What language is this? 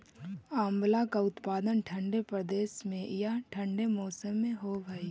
Magahi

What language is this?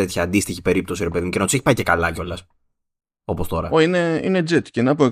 Greek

